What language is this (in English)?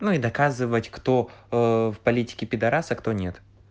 Russian